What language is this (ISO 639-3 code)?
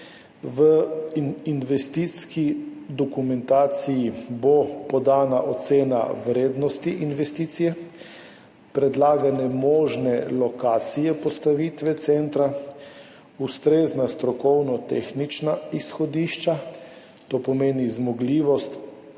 slv